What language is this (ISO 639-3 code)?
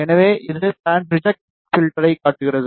tam